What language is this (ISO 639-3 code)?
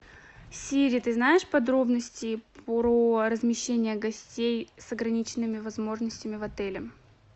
rus